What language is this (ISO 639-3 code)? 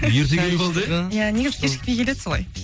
kaz